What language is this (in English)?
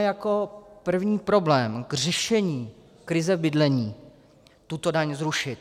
Czech